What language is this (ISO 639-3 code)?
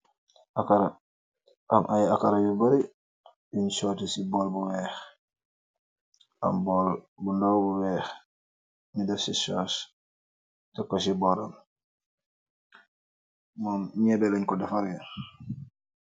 wol